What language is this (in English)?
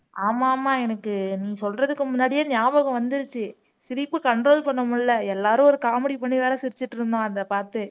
Tamil